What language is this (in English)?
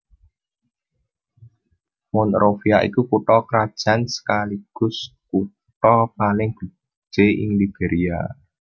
Javanese